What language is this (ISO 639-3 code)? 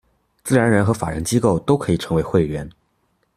zho